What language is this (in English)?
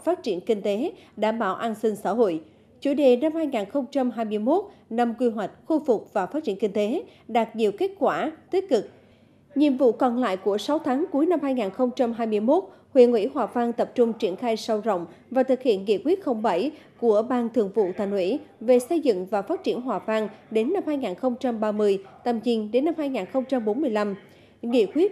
Vietnamese